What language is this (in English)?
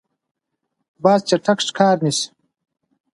Pashto